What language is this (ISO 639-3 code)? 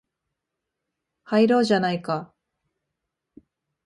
jpn